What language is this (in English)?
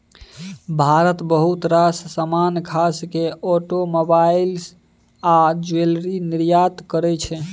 Maithili